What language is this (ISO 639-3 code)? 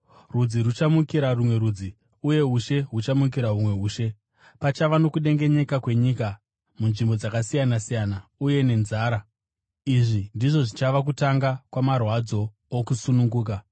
sna